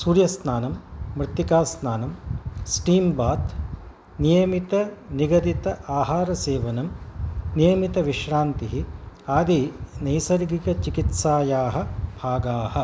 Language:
Sanskrit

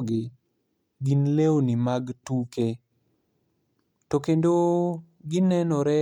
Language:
Luo (Kenya and Tanzania)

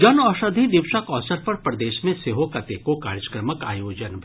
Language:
Maithili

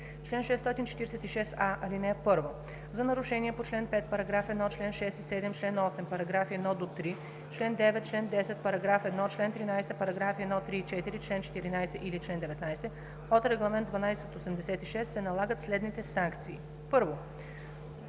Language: Bulgarian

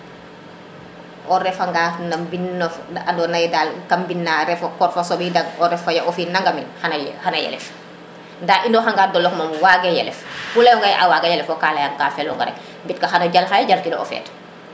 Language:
Serer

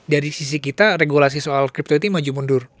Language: Indonesian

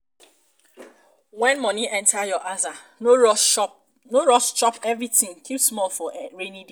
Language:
Nigerian Pidgin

